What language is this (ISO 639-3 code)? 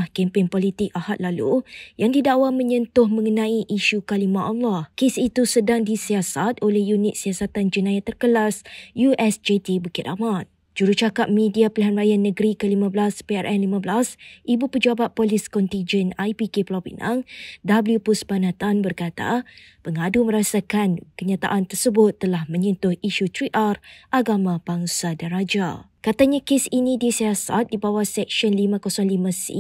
msa